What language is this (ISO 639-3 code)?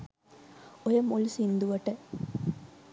sin